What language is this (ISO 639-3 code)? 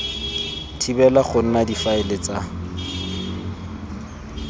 tsn